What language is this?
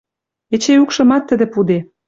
Western Mari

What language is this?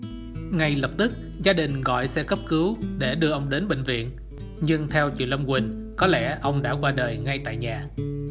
Vietnamese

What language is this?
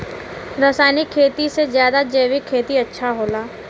Bhojpuri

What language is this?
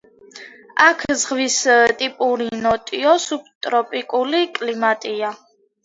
Georgian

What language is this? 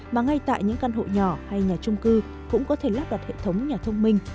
Vietnamese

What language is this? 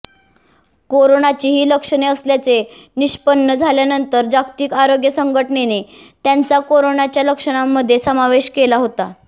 Marathi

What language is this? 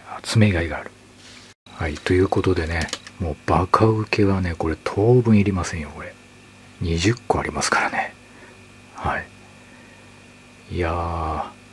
Japanese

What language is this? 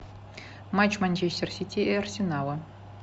Russian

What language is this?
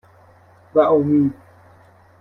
Persian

